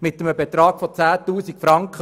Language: Swiss German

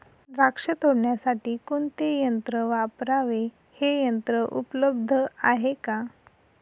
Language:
Marathi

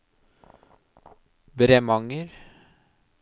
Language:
Norwegian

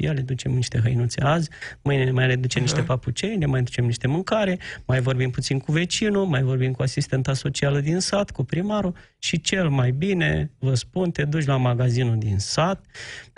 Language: Romanian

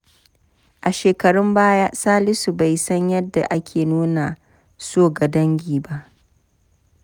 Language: Hausa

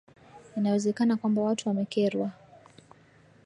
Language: Swahili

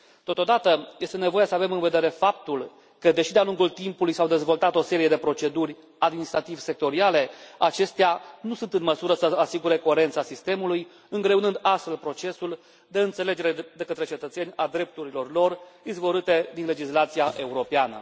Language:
Romanian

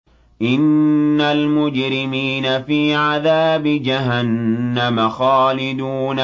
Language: Arabic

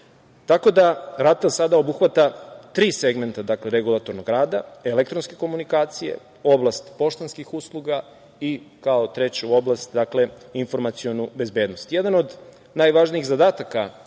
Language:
Serbian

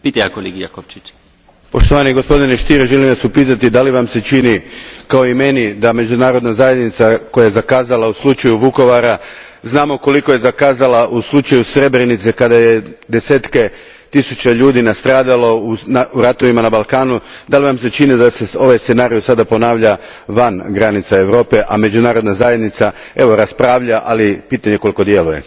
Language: Croatian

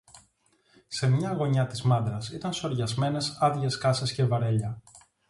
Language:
Greek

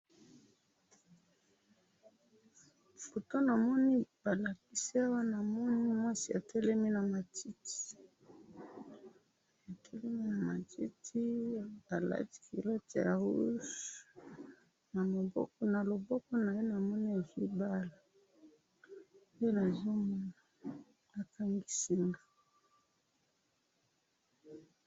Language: Lingala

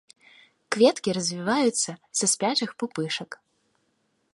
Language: Belarusian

